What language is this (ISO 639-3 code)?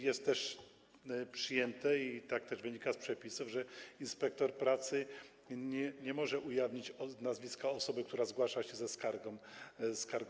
pol